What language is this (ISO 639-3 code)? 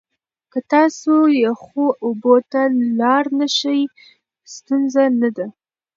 pus